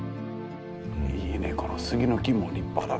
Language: Japanese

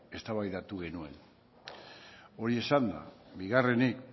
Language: Basque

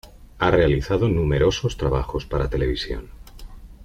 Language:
Spanish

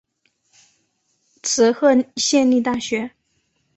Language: Chinese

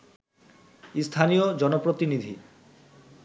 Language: Bangla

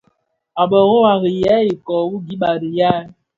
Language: Bafia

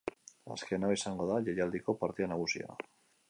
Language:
Basque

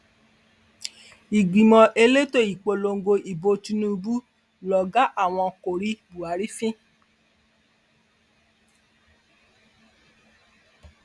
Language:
Yoruba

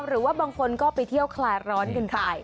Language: Thai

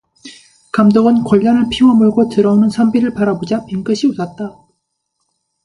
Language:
Korean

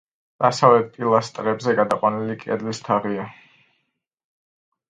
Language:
Georgian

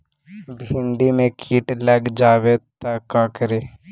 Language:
Magahi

